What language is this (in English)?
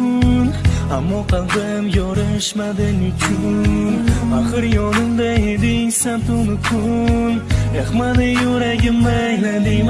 Uzbek